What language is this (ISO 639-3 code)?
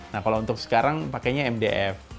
ind